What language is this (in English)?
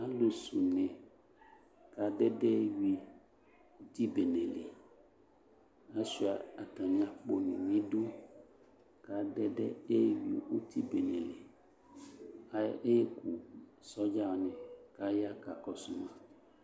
Ikposo